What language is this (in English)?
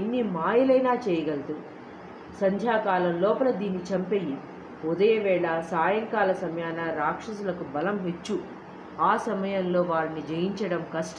Telugu